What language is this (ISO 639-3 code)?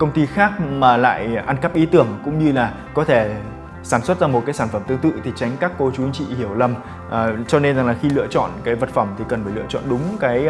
vie